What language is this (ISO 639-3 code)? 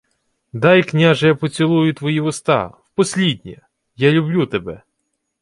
ukr